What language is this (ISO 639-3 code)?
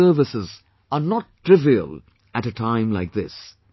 eng